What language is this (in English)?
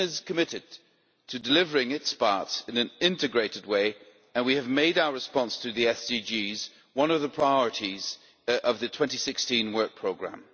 English